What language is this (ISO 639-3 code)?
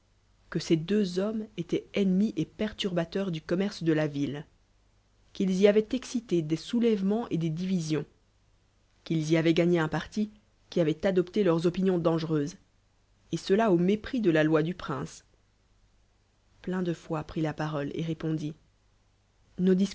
fra